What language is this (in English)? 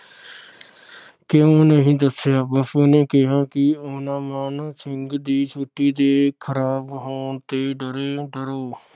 Punjabi